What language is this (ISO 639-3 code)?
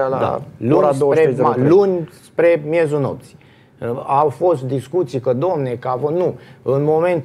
ron